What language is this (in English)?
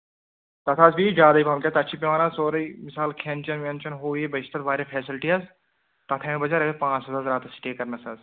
Kashmiri